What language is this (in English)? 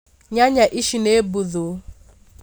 Kikuyu